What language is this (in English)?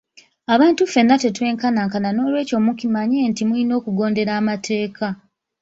Ganda